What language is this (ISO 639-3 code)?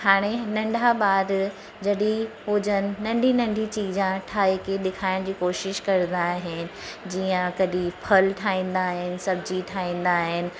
snd